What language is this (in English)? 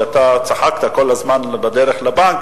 Hebrew